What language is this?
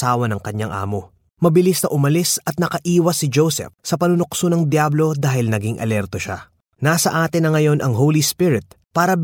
Filipino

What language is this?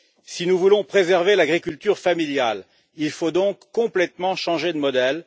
French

